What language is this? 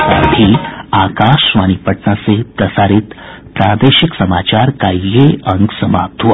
Hindi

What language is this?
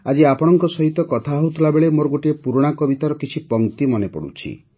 Odia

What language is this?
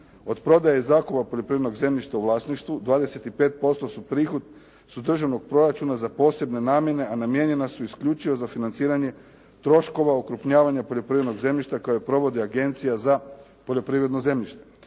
Croatian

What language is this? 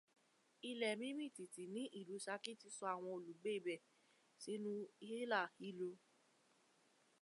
Yoruba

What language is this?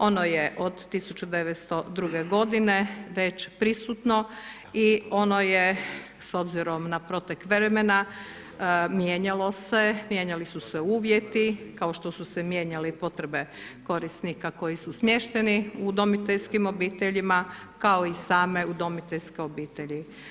Croatian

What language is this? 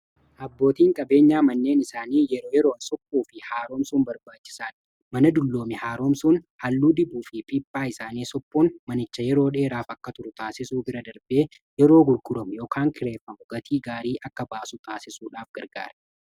Oromo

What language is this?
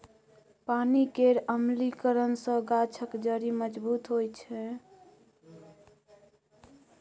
Maithili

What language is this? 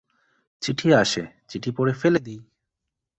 Bangla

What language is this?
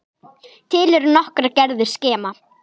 Icelandic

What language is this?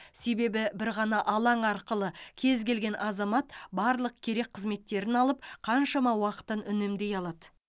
Kazakh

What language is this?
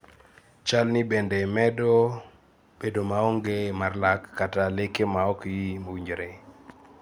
Luo (Kenya and Tanzania)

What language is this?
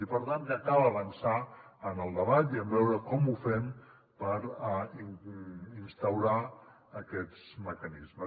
Catalan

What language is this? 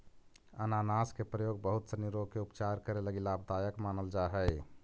Magahi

